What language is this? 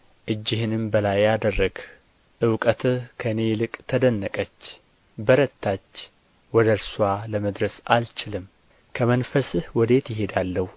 Amharic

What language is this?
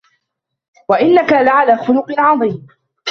Arabic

